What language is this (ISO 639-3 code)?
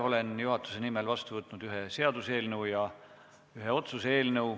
est